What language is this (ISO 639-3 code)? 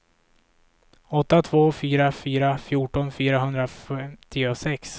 swe